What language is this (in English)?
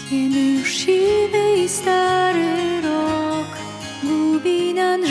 Polish